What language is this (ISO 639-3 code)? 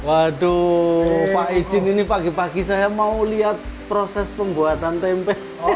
ind